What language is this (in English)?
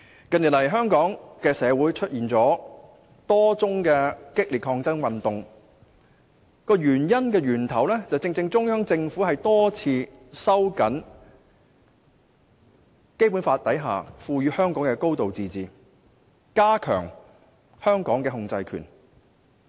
Cantonese